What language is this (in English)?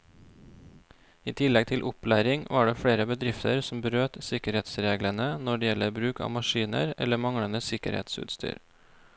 Norwegian